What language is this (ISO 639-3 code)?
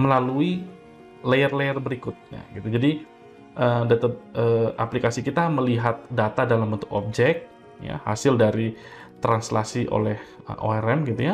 ind